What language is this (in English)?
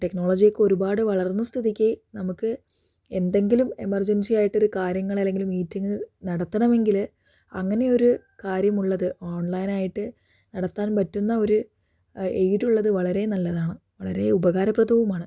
Malayalam